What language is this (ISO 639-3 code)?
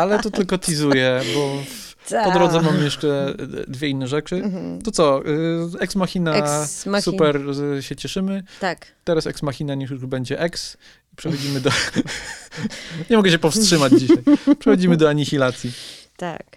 pol